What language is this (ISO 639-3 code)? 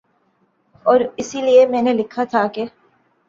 urd